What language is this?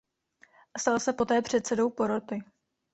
Czech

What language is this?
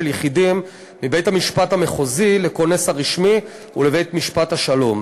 Hebrew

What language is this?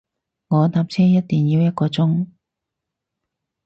Cantonese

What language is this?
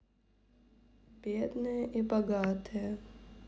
Russian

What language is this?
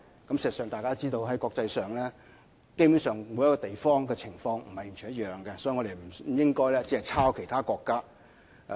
Cantonese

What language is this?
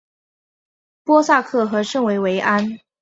Chinese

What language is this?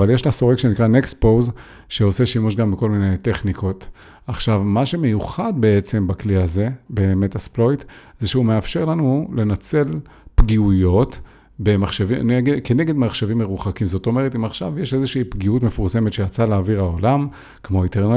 Hebrew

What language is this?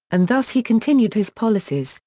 English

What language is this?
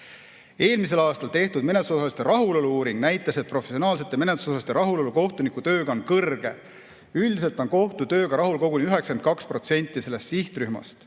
Estonian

